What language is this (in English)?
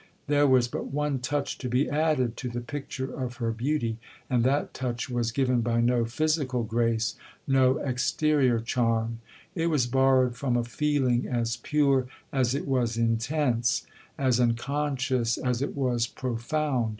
English